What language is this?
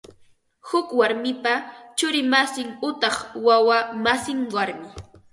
Ambo-Pasco Quechua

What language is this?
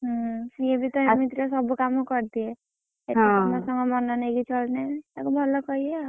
Odia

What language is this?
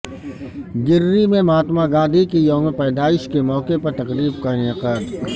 Urdu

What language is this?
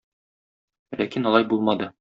Tatar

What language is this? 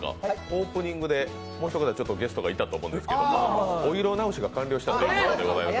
Japanese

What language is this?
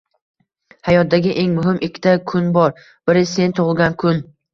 Uzbek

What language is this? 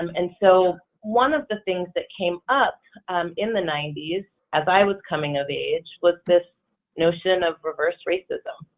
English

